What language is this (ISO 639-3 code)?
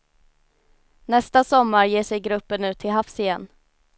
swe